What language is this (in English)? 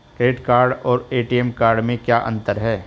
Hindi